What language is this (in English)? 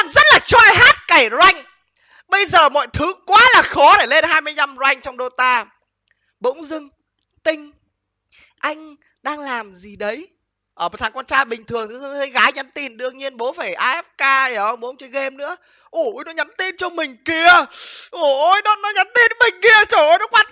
Vietnamese